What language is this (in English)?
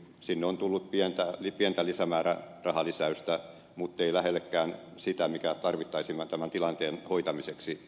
Finnish